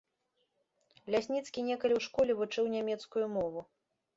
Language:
Belarusian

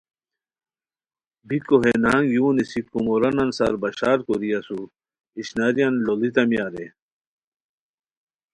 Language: Khowar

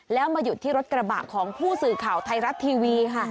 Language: Thai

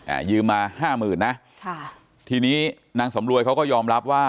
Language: Thai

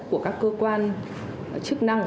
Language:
Vietnamese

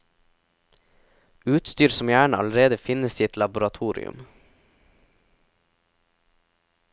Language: Norwegian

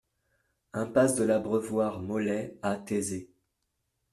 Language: French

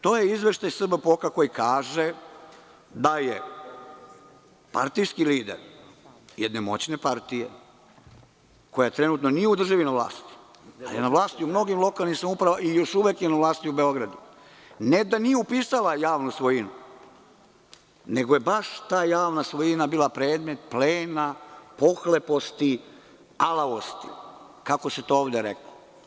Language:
Serbian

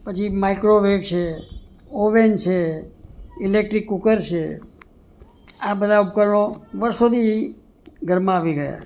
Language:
Gujarati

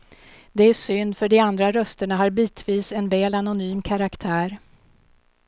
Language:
Swedish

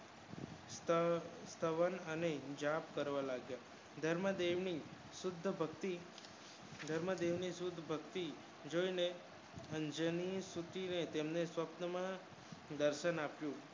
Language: Gujarati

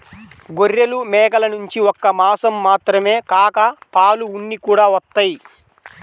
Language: Telugu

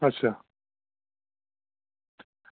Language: Dogri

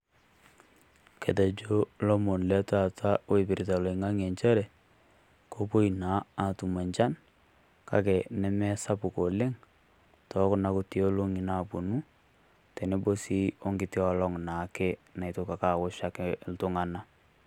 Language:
Masai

